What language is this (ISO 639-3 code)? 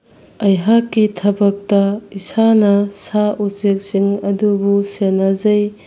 mni